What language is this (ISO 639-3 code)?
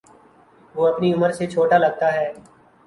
urd